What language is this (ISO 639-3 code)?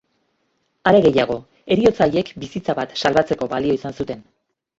eus